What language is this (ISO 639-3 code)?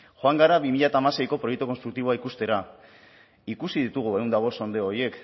eus